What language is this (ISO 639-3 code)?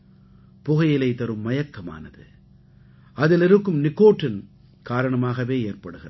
tam